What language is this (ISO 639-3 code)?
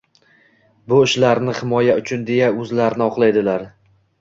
uzb